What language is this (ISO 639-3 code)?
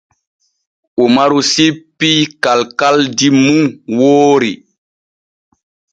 fue